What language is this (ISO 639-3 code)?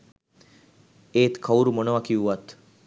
sin